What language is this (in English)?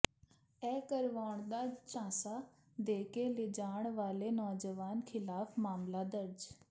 Punjabi